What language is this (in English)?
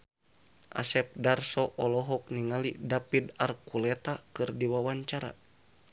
Sundanese